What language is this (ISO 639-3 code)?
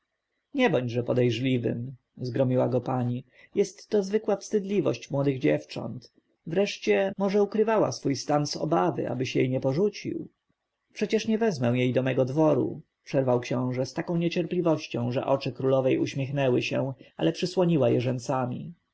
pol